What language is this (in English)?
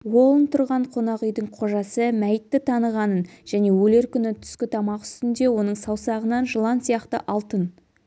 Kazakh